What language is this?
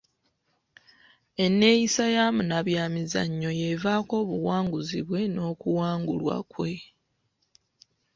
Ganda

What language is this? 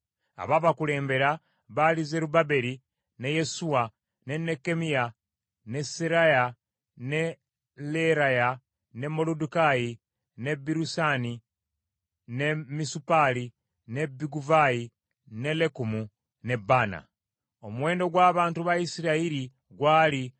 Ganda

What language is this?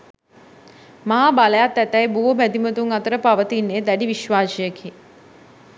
Sinhala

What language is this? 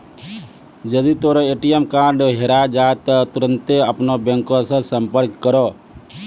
Maithili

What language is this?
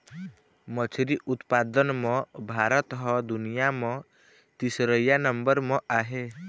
Chhattisgarhi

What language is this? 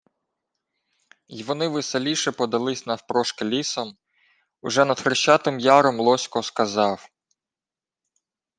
Ukrainian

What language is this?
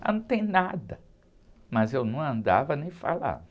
Portuguese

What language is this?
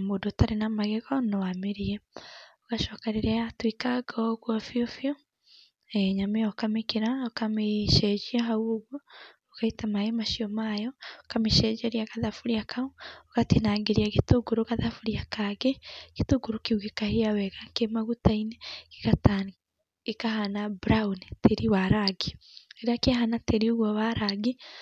Kikuyu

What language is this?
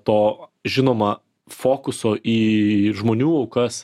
Lithuanian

